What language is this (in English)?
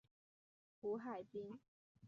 Chinese